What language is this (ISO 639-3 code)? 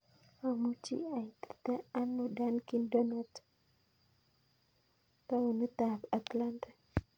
kln